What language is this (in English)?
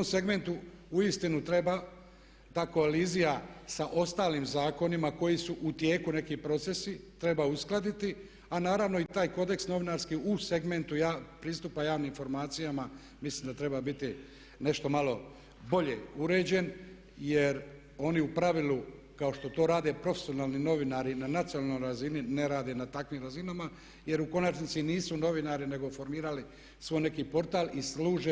Croatian